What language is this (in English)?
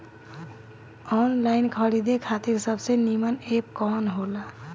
Bhojpuri